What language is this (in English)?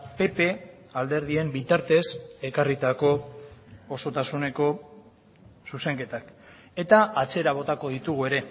Basque